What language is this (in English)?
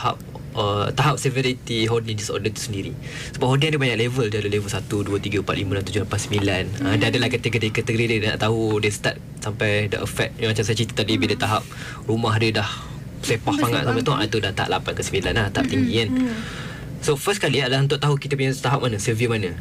Malay